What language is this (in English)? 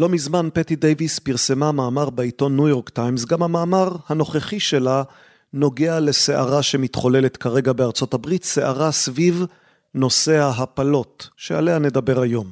Hebrew